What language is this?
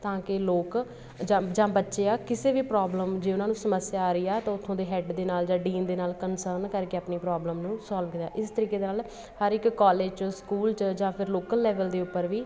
Punjabi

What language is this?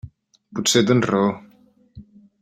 Catalan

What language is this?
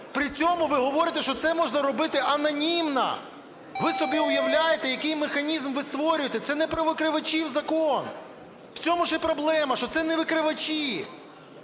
Ukrainian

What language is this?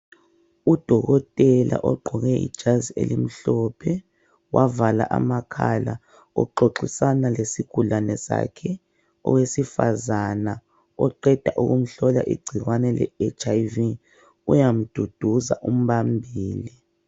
North Ndebele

